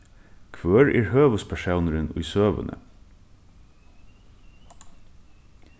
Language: Faroese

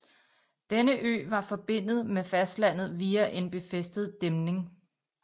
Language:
Danish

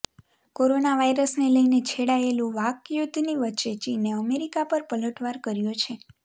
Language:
Gujarati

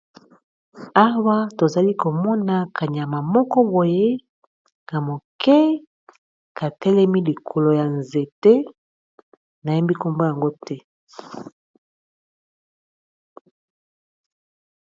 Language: Lingala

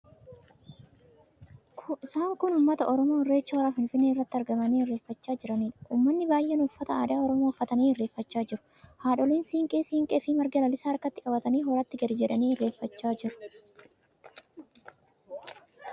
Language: Oromo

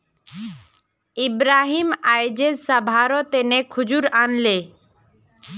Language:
Magahi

